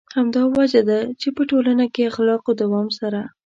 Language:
Pashto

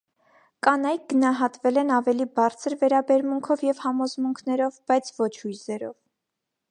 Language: Armenian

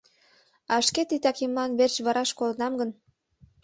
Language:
Mari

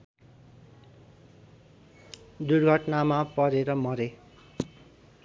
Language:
Nepali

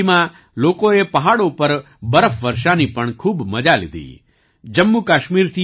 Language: Gujarati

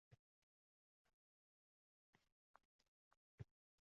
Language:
Uzbek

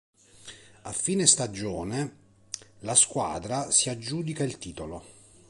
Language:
Italian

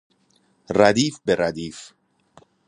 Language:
Persian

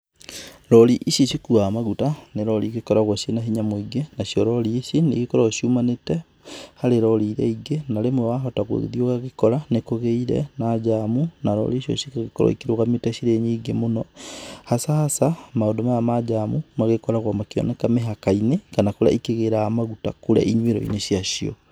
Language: Kikuyu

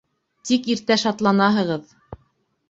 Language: Bashkir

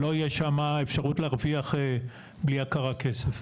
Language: Hebrew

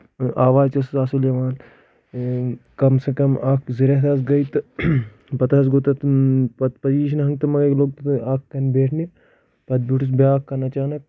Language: Kashmiri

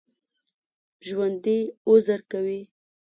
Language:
Pashto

